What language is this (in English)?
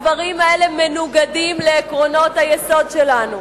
Hebrew